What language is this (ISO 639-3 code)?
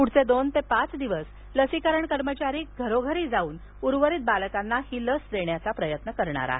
mar